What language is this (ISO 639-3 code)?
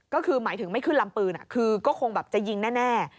tha